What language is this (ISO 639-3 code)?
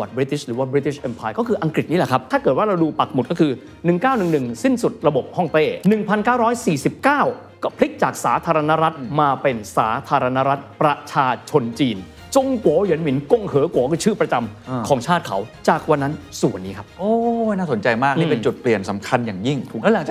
tha